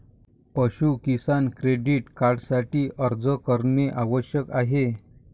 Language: Marathi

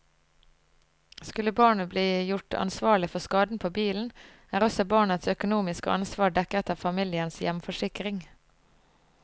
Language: Norwegian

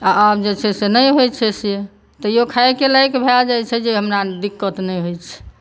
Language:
Maithili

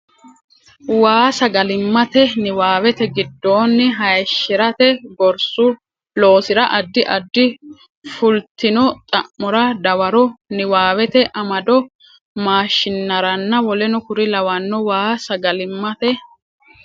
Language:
Sidamo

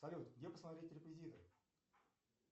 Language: Russian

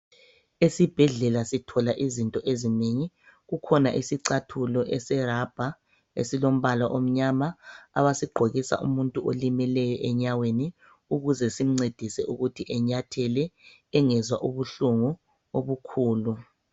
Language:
North Ndebele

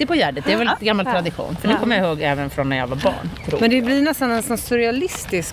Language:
Swedish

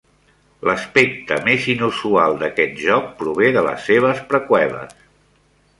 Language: Catalan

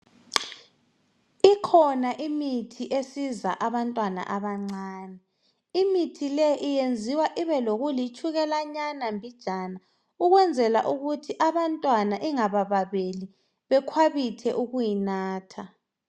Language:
North Ndebele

